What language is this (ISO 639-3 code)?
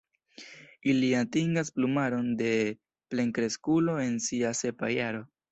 epo